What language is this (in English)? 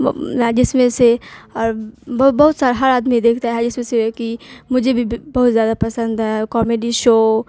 Urdu